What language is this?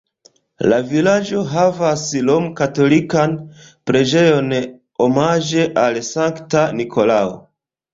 Esperanto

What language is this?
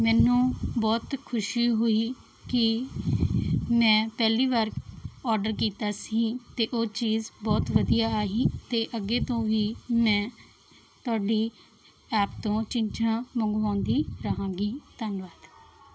Punjabi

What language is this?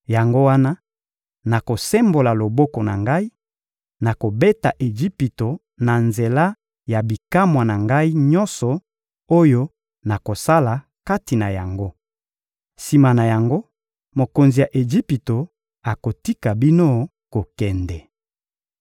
Lingala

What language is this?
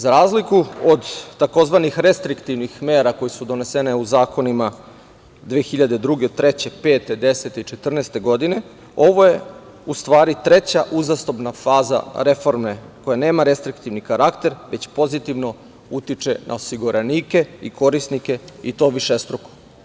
Serbian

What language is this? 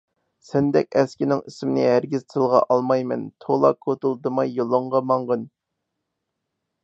Uyghur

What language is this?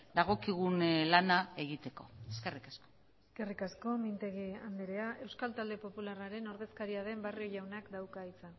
Basque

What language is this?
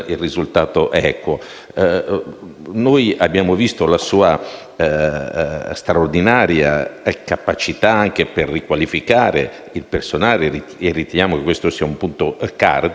Italian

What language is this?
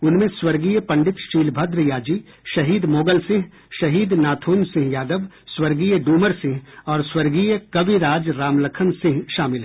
Hindi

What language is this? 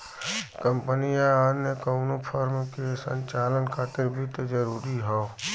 Bhojpuri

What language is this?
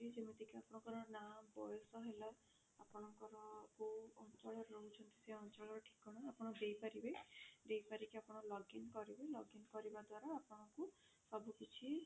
Odia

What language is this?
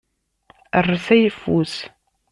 Kabyle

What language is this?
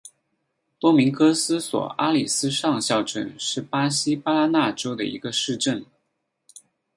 Chinese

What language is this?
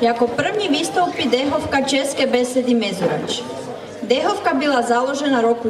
Bulgarian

